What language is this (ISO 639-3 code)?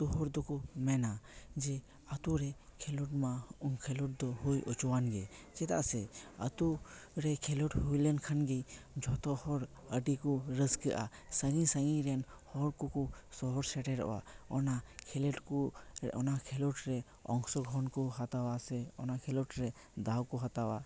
sat